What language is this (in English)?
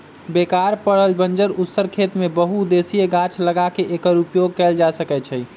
Magahi